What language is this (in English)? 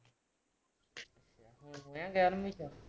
Punjabi